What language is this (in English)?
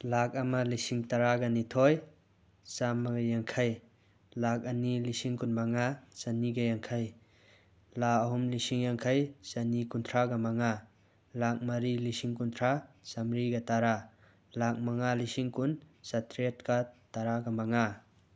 Manipuri